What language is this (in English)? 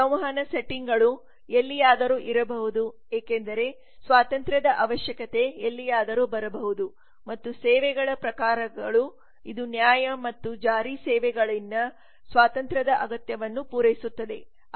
Kannada